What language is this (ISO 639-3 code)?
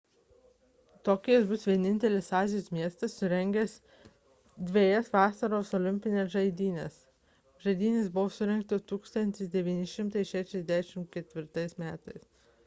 lit